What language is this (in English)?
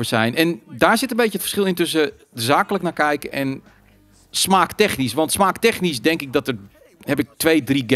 Dutch